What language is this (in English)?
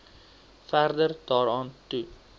Afrikaans